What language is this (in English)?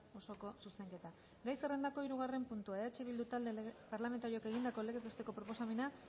Basque